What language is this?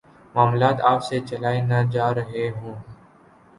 Urdu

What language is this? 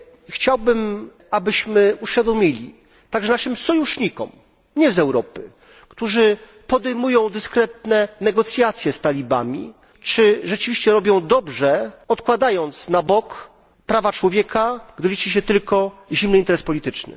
Polish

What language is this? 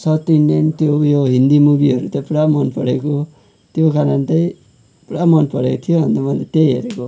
Nepali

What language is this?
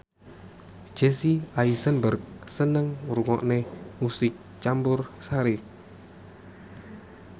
Javanese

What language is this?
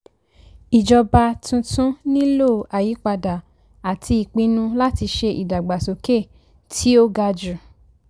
Yoruba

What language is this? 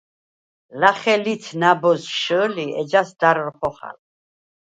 Svan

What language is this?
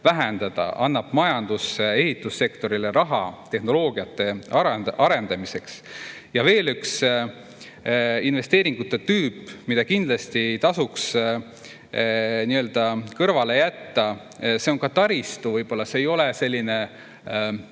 Estonian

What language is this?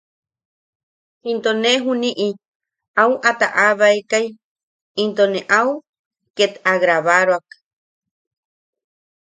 Yaqui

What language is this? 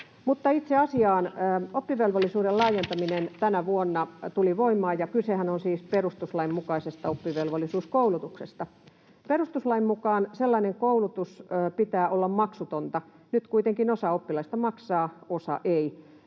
Finnish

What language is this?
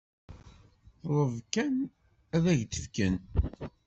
Kabyle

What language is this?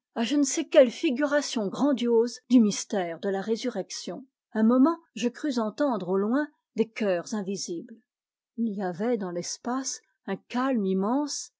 French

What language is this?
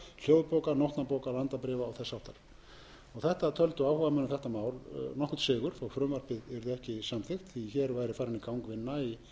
Icelandic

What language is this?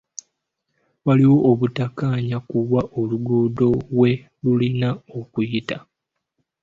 Ganda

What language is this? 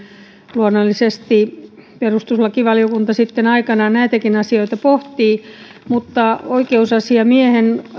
Finnish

